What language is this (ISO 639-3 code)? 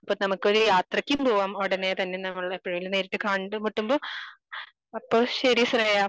mal